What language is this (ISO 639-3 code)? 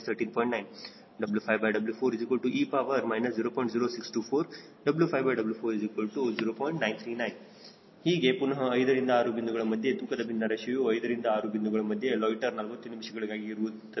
kan